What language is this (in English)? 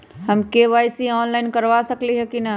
Magahi